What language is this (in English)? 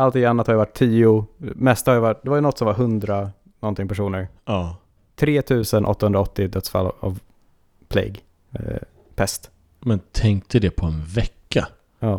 Swedish